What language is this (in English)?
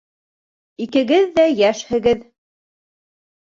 Bashkir